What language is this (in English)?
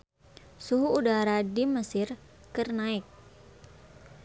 Sundanese